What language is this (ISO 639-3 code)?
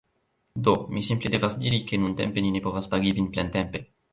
epo